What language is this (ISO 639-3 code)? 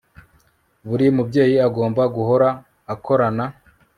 kin